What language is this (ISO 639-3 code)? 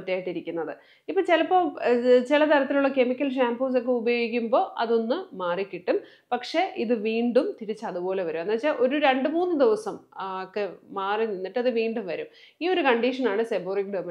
mal